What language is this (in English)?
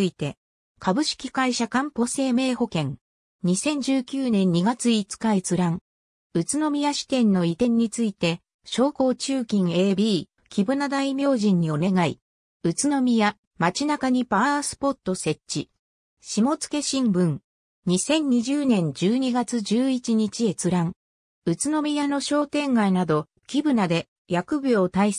Japanese